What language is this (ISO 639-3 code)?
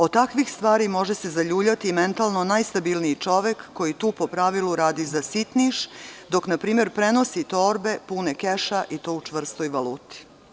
srp